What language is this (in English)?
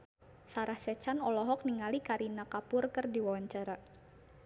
Sundanese